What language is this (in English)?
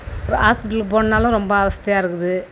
Tamil